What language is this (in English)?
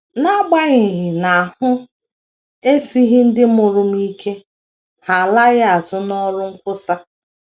Igbo